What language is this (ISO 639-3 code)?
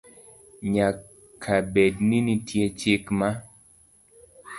luo